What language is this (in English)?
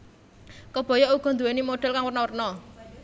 Javanese